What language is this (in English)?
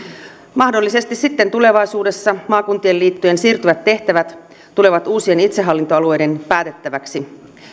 Finnish